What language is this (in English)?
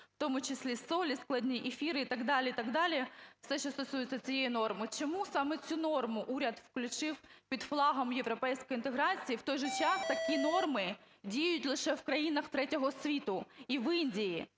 Ukrainian